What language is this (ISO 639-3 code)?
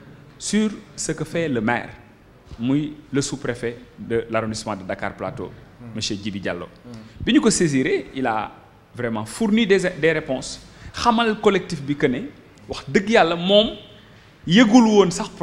fra